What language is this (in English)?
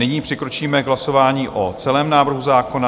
Czech